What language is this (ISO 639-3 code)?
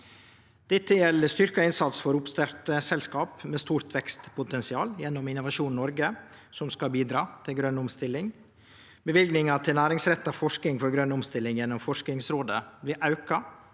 nor